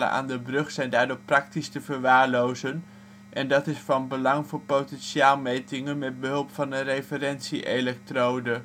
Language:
Dutch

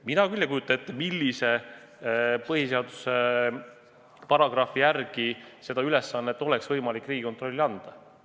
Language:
Estonian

